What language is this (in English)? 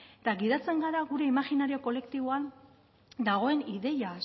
Basque